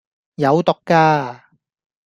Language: Cantonese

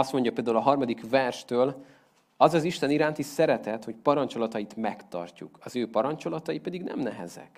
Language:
Hungarian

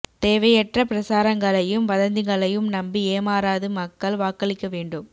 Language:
Tamil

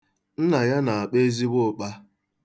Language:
Igbo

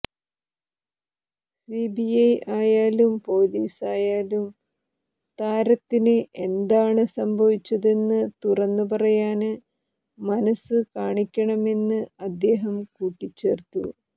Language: Malayalam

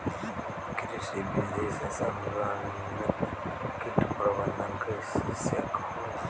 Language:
Bhojpuri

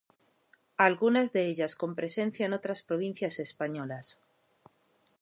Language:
Spanish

